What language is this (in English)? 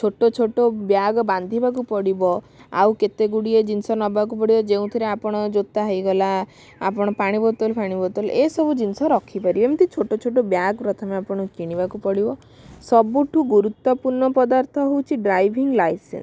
Odia